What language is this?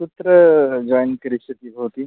Sanskrit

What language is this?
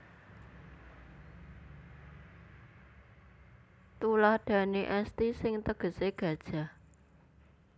Javanese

